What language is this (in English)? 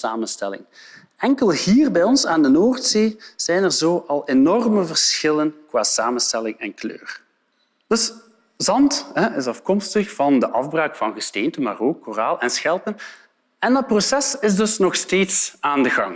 Dutch